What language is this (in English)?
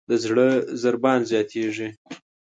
Pashto